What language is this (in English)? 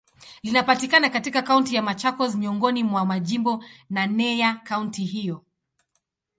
Swahili